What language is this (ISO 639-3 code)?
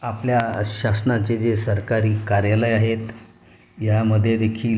mar